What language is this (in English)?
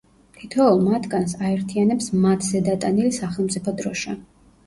Georgian